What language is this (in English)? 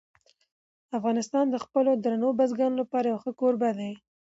Pashto